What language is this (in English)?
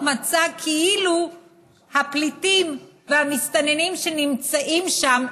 Hebrew